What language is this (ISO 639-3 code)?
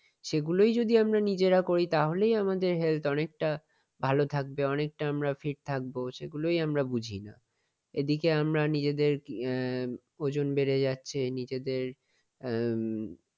ben